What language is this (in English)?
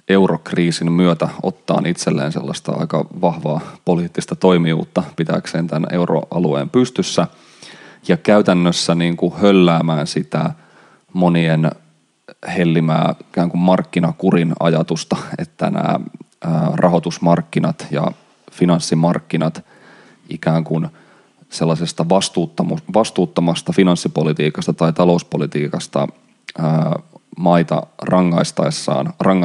Finnish